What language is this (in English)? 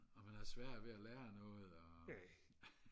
Danish